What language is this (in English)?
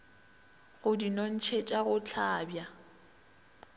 Northern Sotho